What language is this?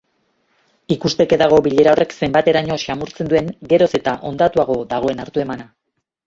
Basque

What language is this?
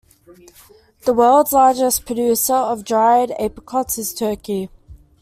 English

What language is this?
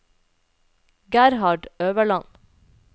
Norwegian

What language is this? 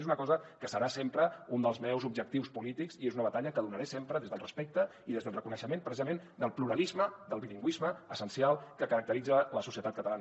Catalan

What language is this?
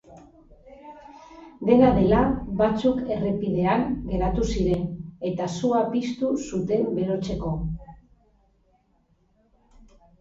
Basque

